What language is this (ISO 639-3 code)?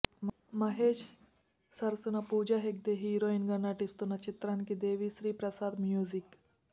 tel